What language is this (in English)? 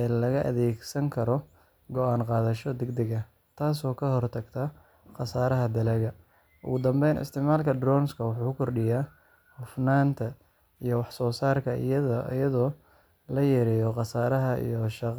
Somali